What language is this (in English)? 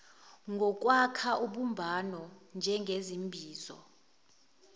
Zulu